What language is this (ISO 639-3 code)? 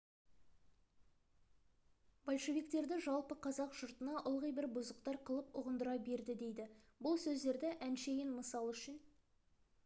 kaz